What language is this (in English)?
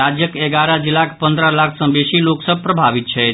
Maithili